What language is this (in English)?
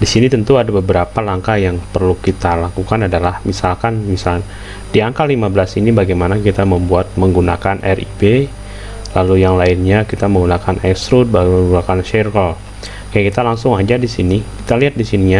Indonesian